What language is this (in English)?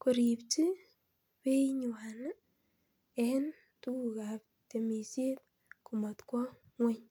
Kalenjin